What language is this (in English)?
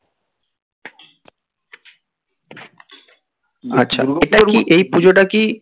Bangla